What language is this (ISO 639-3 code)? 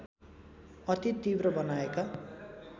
nep